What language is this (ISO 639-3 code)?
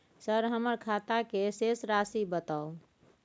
mai